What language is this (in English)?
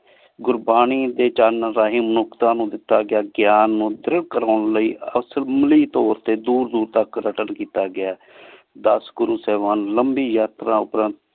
Punjabi